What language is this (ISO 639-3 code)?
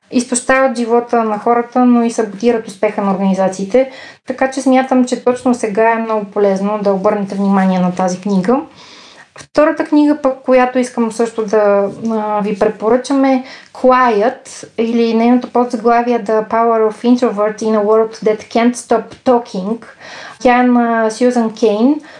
bul